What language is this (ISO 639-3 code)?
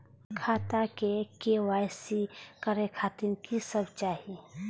mai